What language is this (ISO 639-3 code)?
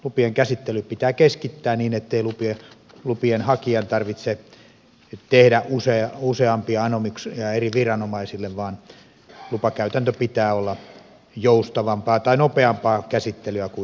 fin